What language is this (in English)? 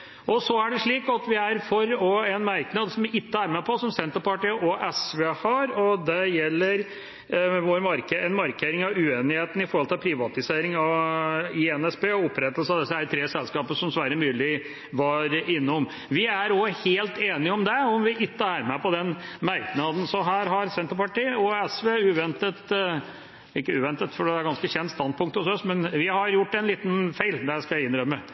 Norwegian Bokmål